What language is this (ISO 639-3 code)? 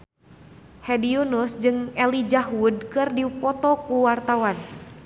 sun